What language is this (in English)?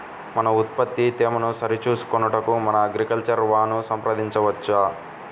Telugu